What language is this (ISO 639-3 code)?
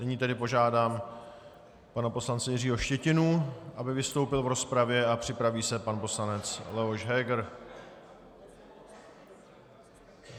ces